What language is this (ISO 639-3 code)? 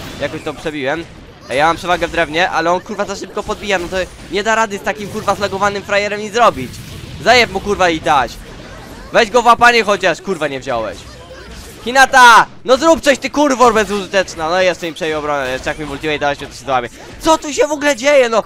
pol